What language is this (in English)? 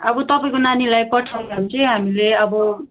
Nepali